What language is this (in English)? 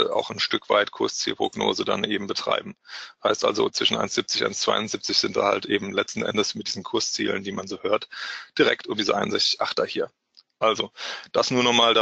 German